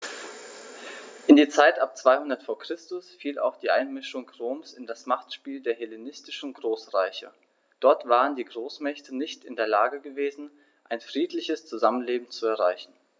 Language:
German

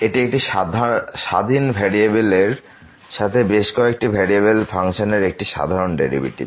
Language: Bangla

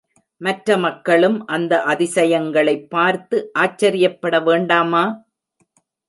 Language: Tamil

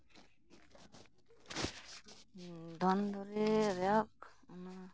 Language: Santali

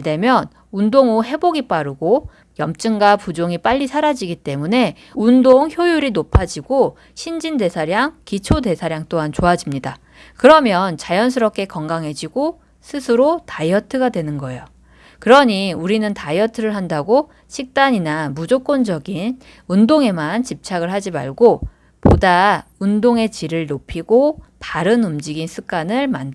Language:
Korean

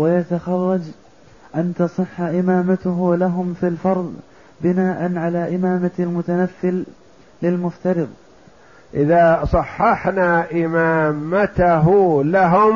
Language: Arabic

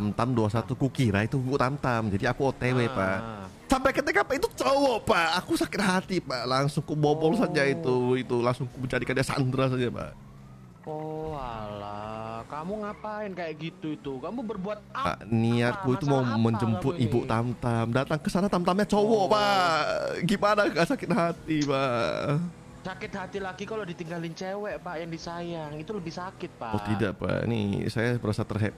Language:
Indonesian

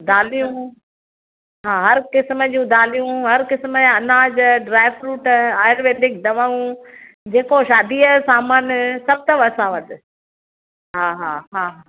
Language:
Sindhi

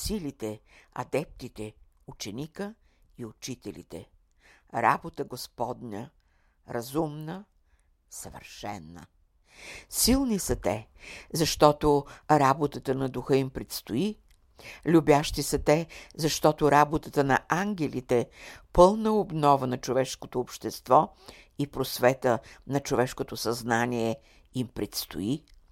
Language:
Bulgarian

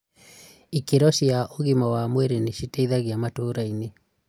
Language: Kikuyu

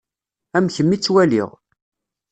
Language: Kabyle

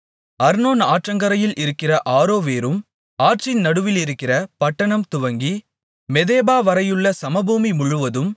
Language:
Tamil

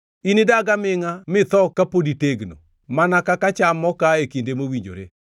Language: Luo (Kenya and Tanzania)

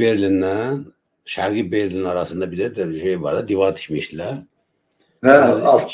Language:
Turkish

